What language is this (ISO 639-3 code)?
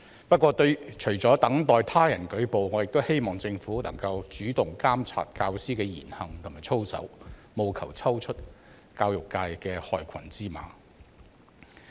yue